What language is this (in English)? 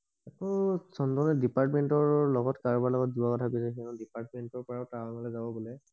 Assamese